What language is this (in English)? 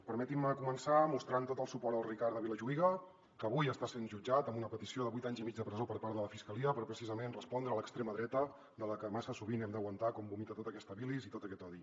Catalan